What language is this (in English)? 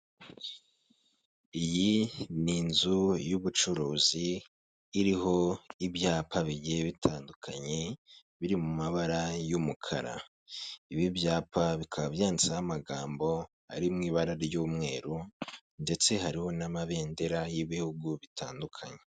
Kinyarwanda